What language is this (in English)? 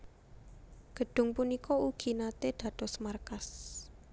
Javanese